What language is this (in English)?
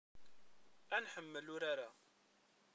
Kabyle